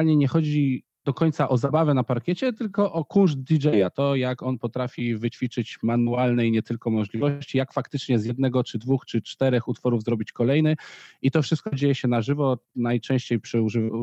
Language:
Polish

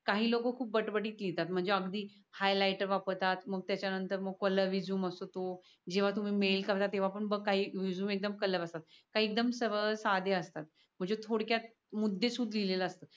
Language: Marathi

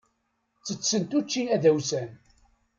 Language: Kabyle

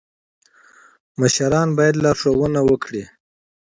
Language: Pashto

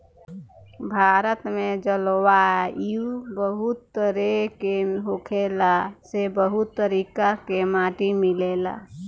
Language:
Bhojpuri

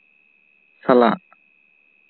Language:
Santali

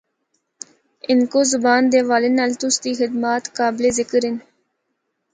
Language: Northern Hindko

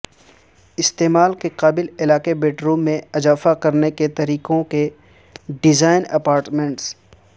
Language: Urdu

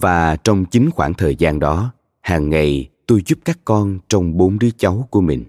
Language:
Vietnamese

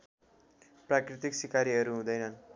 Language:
Nepali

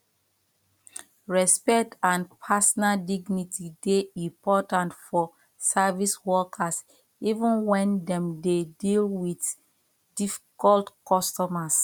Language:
Nigerian Pidgin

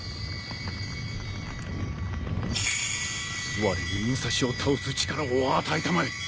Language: Japanese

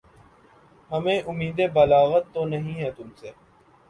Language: Urdu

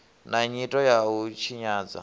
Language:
Venda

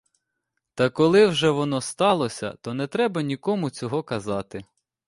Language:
Ukrainian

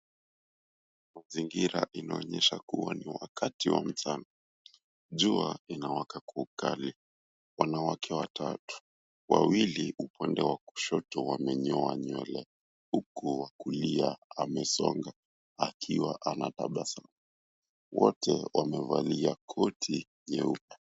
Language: Swahili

